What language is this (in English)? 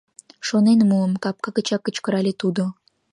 Mari